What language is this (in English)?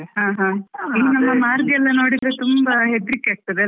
Kannada